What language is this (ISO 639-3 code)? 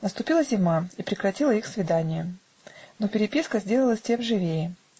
rus